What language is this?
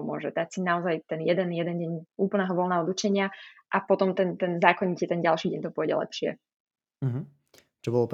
Slovak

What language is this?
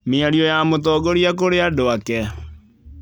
Kikuyu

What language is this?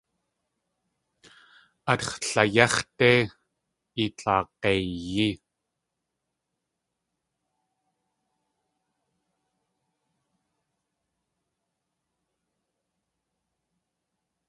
Tlingit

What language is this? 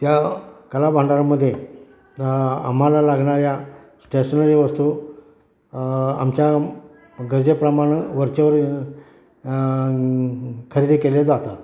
Marathi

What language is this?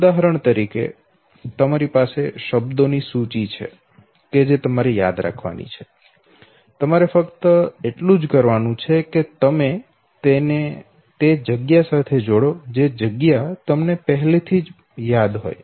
Gujarati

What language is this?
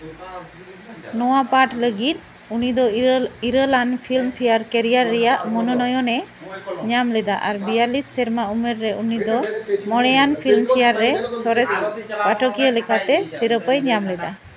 Santali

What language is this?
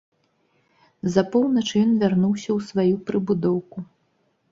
Belarusian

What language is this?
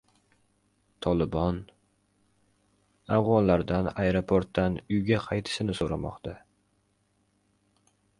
Uzbek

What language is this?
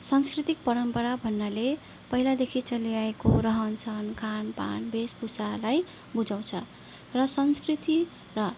Nepali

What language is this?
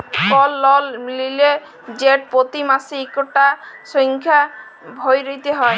Bangla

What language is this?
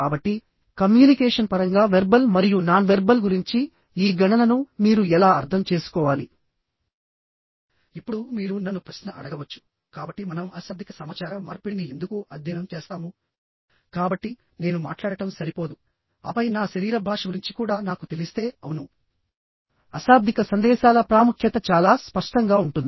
Telugu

